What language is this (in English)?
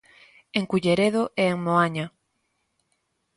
Galician